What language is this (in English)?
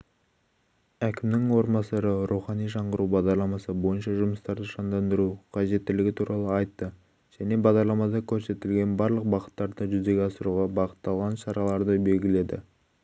Kazakh